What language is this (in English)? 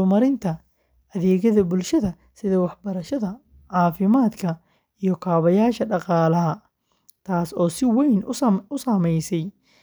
Somali